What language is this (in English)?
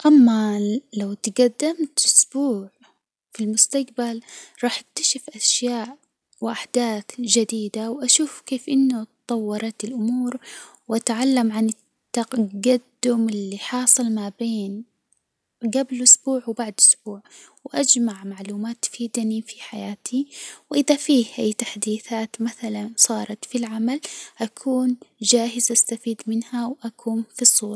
Hijazi Arabic